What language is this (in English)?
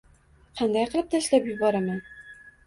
Uzbek